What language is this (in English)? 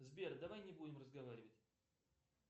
Russian